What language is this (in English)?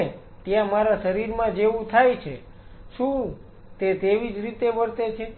Gujarati